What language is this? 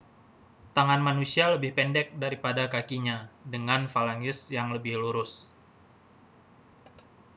Indonesian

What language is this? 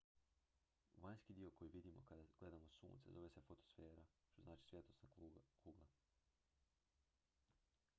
Croatian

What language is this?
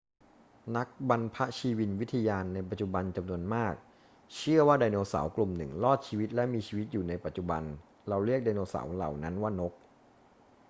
Thai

